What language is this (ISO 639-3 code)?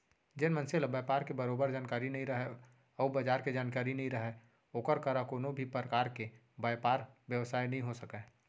hne